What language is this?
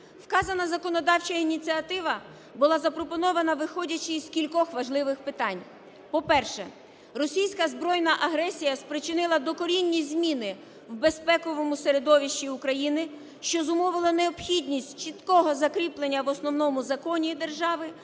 Ukrainian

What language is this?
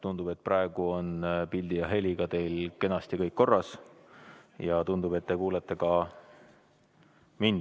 Estonian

